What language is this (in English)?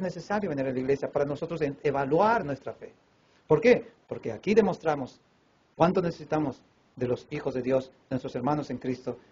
Spanish